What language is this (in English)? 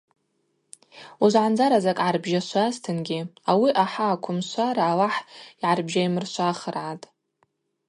Abaza